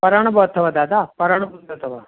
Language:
Sindhi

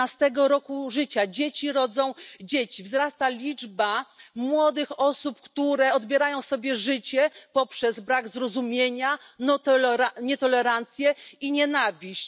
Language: Polish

